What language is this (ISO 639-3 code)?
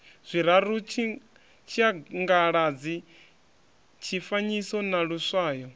ven